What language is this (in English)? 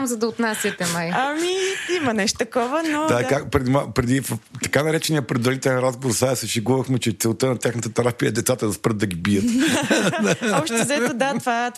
Bulgarian